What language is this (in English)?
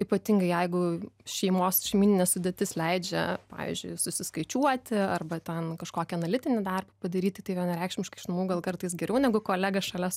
Lithuanian